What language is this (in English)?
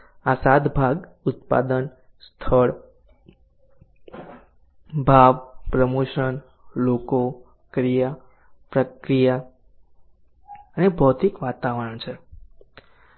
Gujarati